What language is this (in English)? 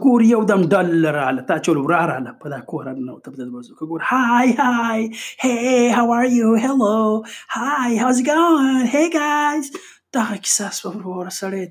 Urdu